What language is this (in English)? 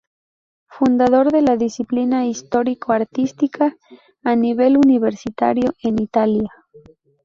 Spanish